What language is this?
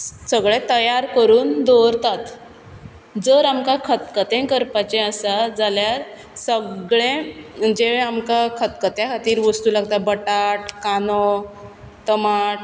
Konkani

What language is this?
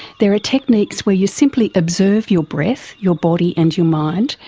English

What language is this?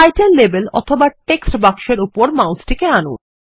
Bangla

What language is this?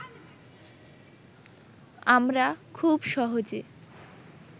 Bangla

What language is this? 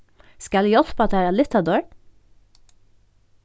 Faroese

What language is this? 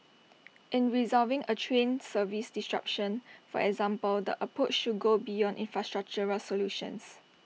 English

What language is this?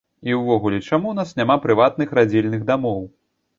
Belarusian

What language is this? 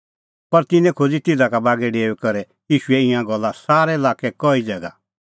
Kullu Pahari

